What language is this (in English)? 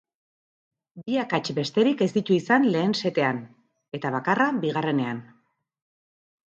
Basque